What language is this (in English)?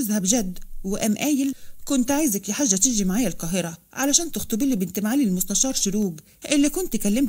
Arabic